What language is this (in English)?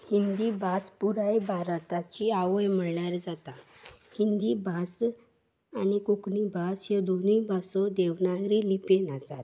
Konkani